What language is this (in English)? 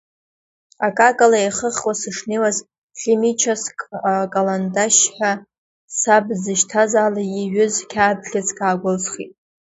Abkhazian